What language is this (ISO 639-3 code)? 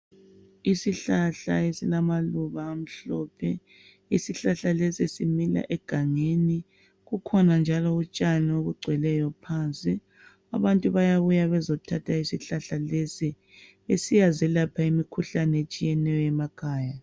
nde